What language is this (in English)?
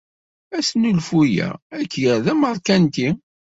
Kabyle